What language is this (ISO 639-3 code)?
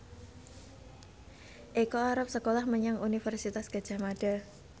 jav